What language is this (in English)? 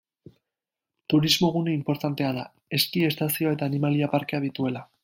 Basque